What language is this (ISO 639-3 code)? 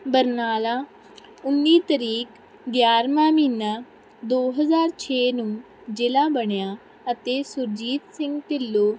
pan